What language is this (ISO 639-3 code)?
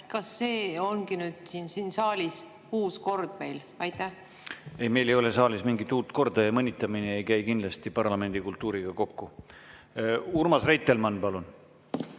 est